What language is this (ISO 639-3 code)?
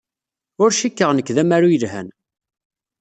kab